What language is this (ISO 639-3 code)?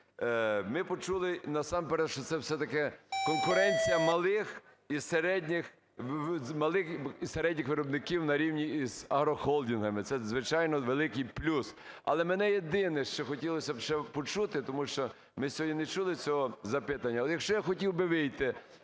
ukr